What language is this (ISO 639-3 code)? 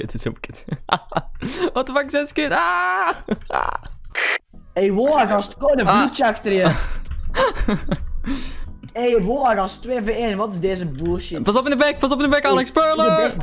nld